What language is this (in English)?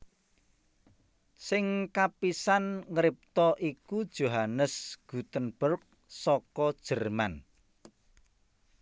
Javanese